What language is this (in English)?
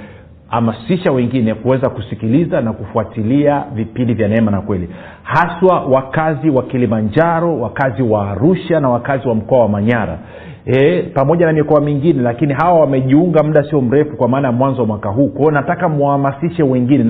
Swahili